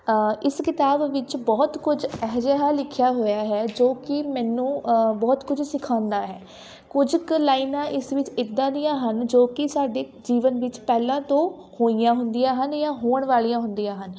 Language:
Punjabi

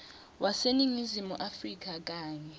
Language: Swati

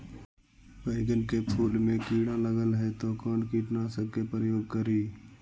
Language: Magahi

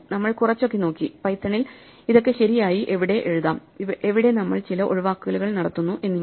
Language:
Malayalam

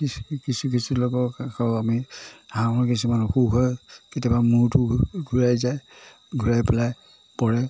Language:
Assamese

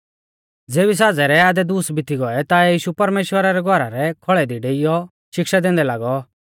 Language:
Mahasu Pahari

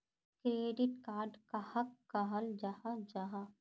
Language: Magahi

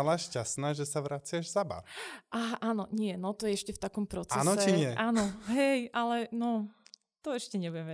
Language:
Slovak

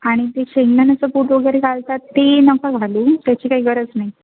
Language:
Marathi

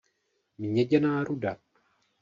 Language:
Czech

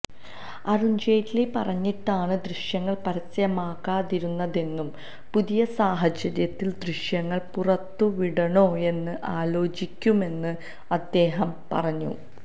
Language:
Malayalam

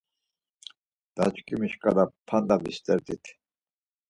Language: Laz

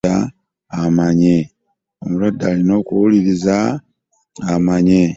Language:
Ganda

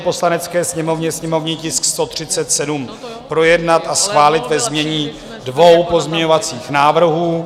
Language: Czech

